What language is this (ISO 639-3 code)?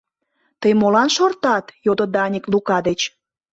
chm